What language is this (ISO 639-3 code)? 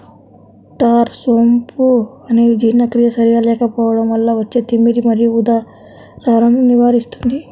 tel